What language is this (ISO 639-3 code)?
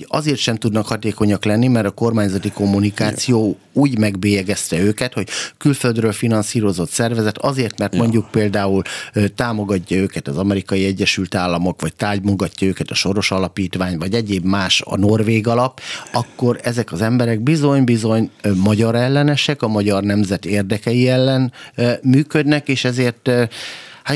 hun